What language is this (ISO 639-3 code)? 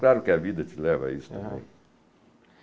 por